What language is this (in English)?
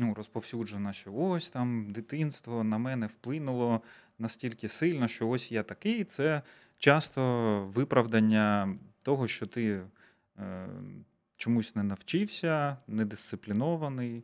Ukrainian